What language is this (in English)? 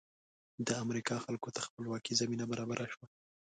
Pashto